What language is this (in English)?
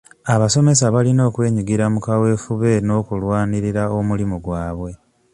Ganda